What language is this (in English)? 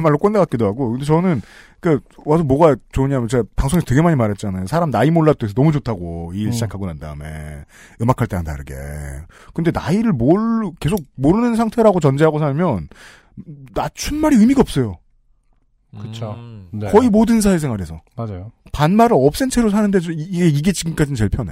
Korean